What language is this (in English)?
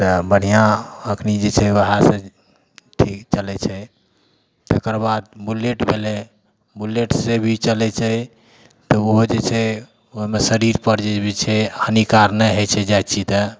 Maithili